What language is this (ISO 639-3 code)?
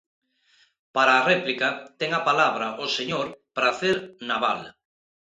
glg